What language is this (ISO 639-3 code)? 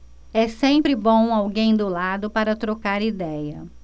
por